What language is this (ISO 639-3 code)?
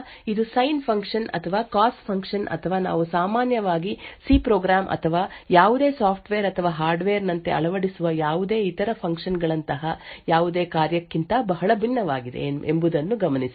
kan